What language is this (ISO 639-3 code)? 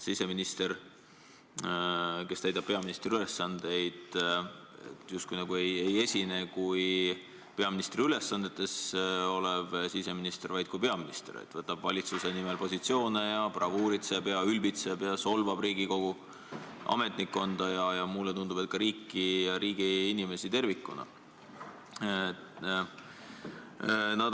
est